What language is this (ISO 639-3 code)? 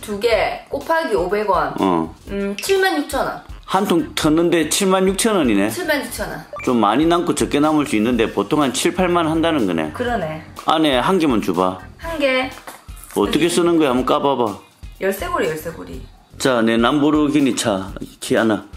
kor